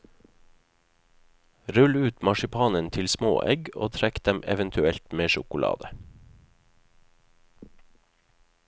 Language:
Norwegian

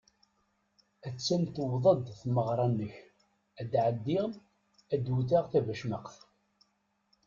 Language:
Kabyle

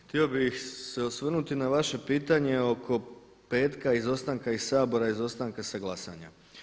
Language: Croatian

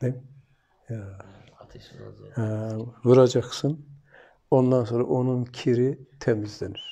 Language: Turkish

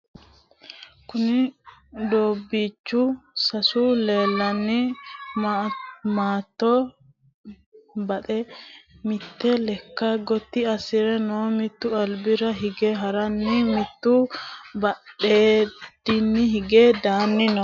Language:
Sidamo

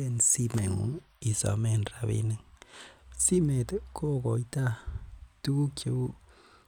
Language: Kalenjin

